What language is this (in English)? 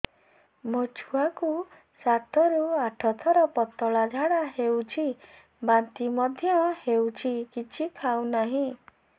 Odia